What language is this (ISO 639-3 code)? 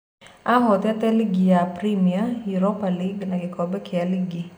kik